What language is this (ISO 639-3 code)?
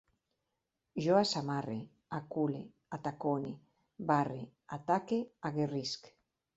cat